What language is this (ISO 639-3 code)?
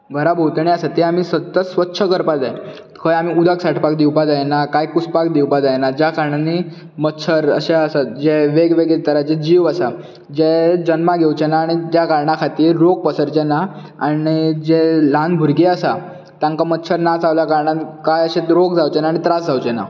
kok